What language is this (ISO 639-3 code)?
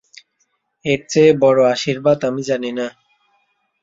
ben